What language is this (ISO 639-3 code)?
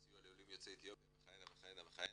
heb